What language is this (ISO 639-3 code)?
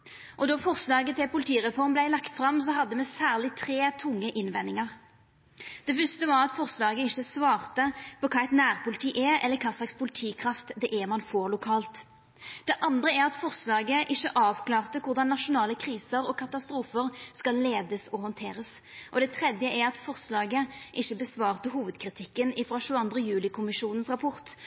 nno